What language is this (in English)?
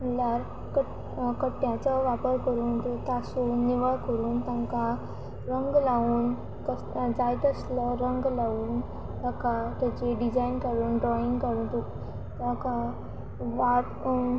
Konkani